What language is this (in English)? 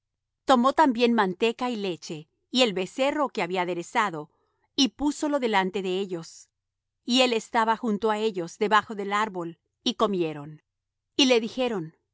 Spanish